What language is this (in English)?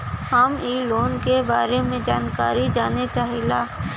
Bhojpuri